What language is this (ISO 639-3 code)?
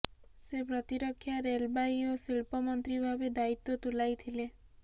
ori